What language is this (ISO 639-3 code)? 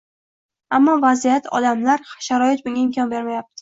uzb